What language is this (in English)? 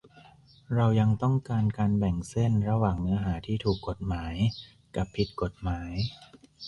Thai